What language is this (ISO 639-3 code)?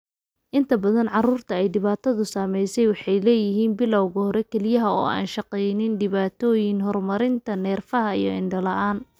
som